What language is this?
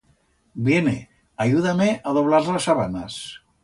Aragonese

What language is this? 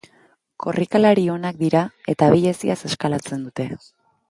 Basque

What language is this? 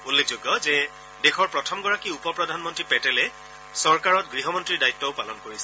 Assamese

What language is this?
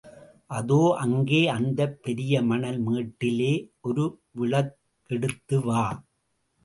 Tamil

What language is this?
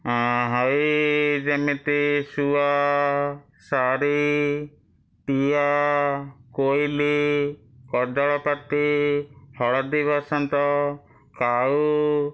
Odia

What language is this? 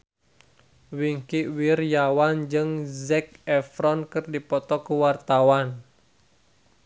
Sundanese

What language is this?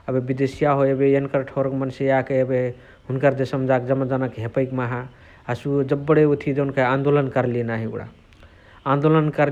Chitwania Tharu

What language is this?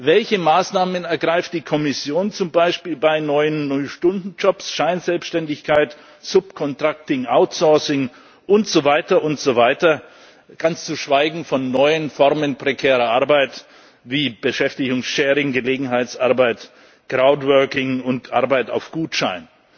German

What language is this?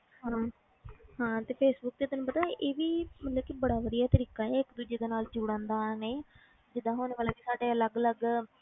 Punjabi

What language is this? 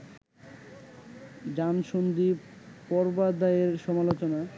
Bangla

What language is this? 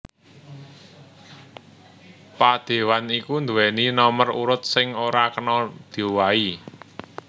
Javanese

